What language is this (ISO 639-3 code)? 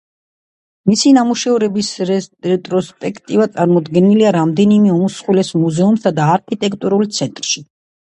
kat